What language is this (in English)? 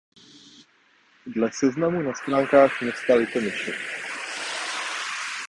Czech